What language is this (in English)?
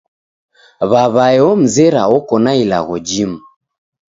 Taita